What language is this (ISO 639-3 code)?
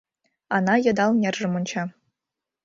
chm